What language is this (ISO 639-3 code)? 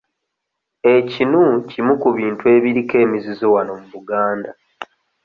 lug